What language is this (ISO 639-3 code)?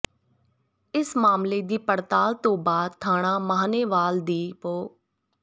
pan